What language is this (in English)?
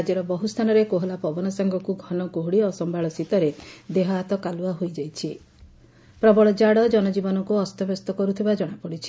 Odia